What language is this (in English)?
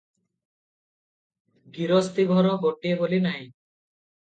Odia